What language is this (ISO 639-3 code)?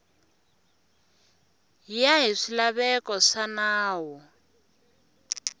tso